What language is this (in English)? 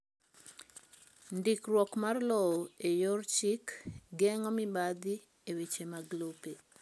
Luo (Kenya and Tanzania)